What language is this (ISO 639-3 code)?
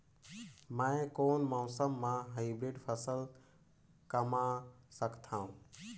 hne